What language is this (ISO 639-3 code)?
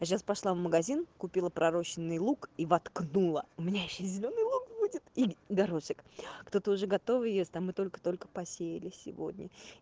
rus